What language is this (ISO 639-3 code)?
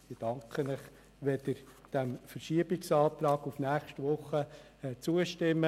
gsw